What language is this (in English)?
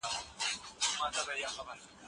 Pashto